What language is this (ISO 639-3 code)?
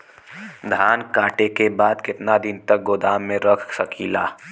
bho